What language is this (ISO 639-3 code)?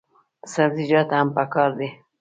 pus